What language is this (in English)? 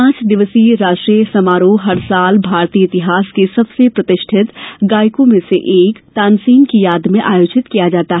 Hindi